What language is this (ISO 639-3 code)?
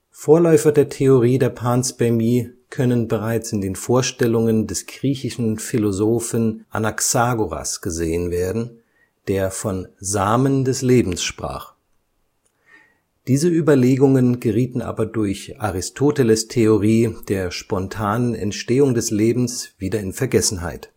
deu